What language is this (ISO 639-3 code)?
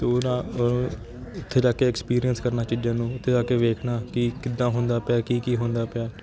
pan